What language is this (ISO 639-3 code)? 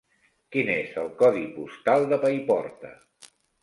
cat